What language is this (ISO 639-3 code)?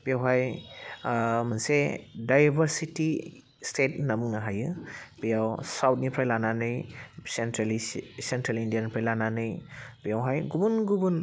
brx